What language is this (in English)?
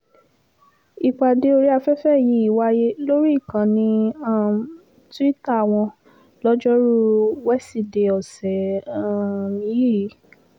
Yoruba